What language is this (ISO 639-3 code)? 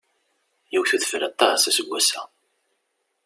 kab